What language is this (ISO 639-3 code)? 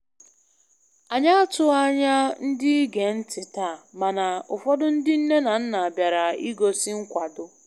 ibo